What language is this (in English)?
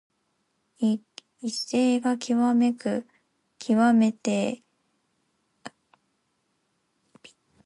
Japanese